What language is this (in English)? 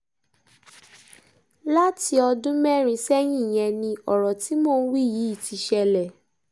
Yoruba